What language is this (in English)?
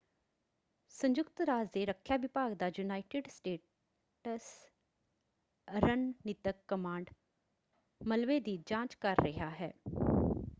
Punjabi